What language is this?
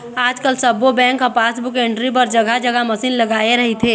Chhattisgarhi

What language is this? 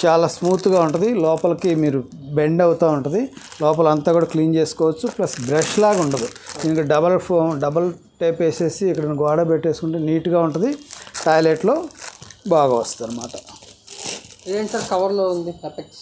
Telugu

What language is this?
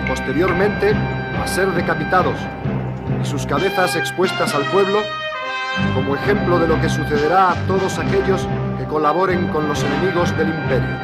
Spanish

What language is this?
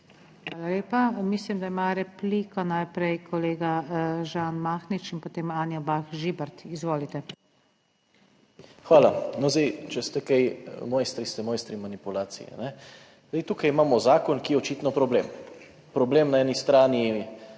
Slovenian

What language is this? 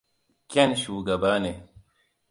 Hausa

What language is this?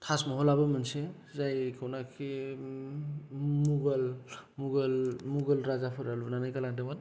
Bodo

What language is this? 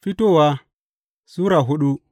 Hausa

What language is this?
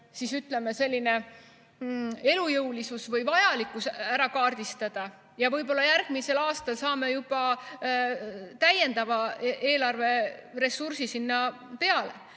Estonian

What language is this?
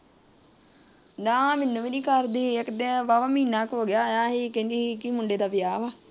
Punjabi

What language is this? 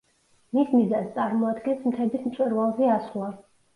Georgian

